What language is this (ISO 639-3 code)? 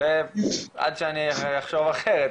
heb